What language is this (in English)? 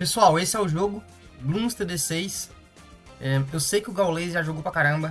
Portuguese